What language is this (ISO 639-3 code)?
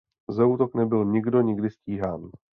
ces